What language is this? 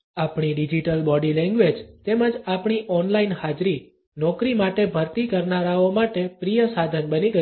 Gujarati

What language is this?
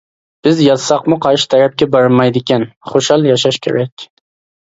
Uyghur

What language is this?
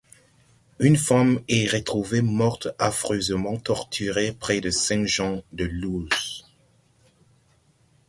French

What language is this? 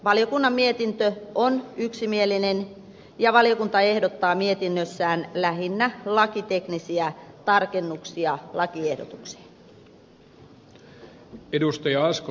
Finnish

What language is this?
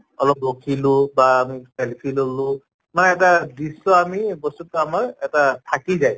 Assamese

